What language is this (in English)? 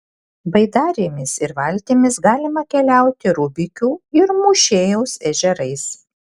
Lithuanian